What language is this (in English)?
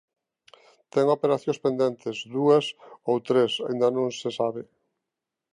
Galician